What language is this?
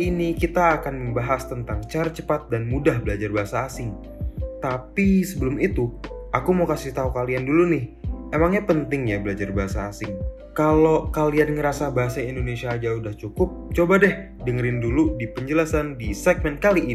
Indonesian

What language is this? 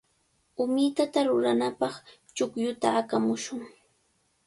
Cajatambo North Lima Quechua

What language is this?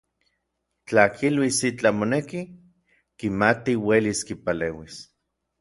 Orizaba Nahuatl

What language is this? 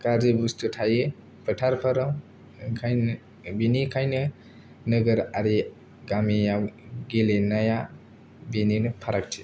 Bodo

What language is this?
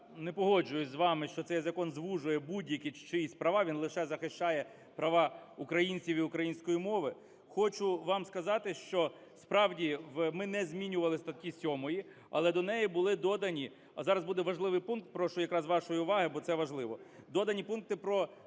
Ukrainian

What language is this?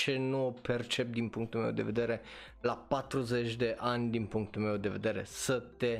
Romanian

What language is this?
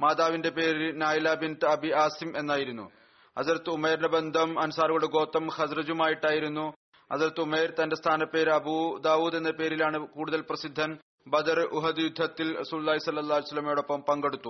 Malayalam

